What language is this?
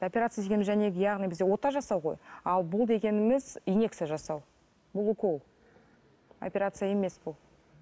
Kazakh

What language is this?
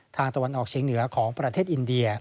Thai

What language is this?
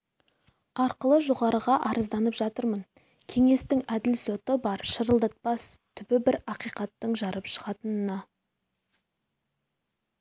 Kazakh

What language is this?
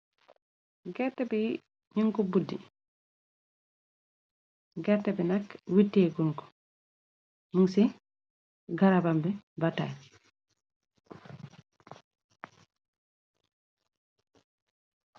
Wolof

